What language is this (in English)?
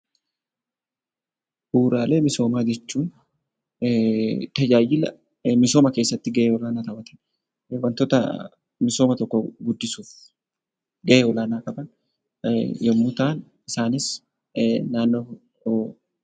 Oromo